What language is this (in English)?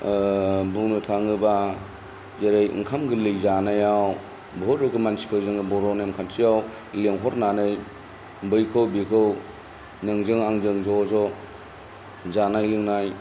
Bodo